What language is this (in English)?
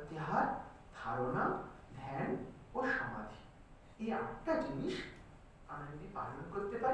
Romanian